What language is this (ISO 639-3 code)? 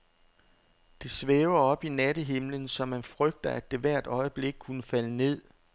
dan